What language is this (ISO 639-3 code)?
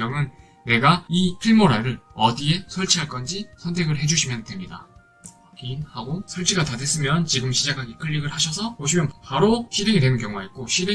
kor